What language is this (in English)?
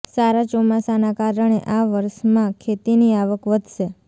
Gujarati